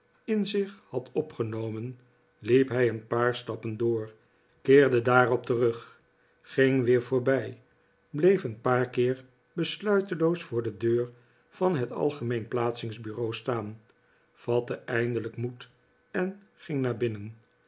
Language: Dutch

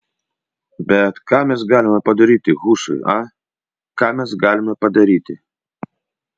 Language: Lithuanian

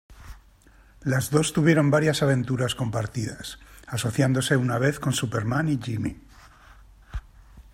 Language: Spanish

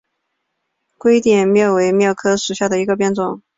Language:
Chinese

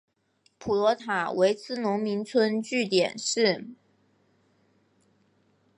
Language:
Chinese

